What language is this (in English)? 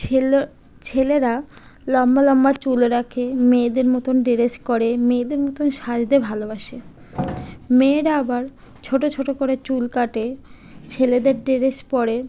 Bangla